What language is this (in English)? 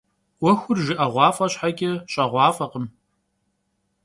Kabardian